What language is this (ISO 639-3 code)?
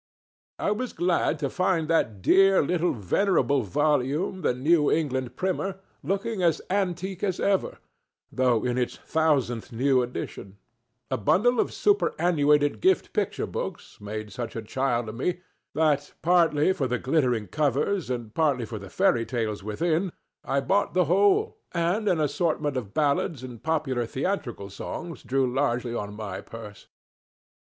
eng